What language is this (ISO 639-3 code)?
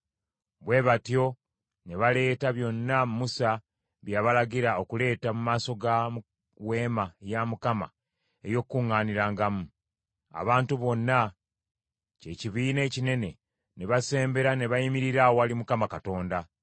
lug